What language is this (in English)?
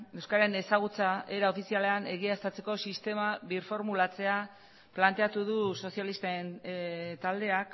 Basque